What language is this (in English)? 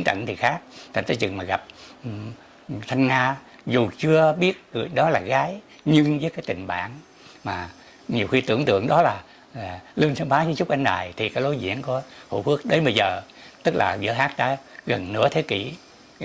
Vietnamese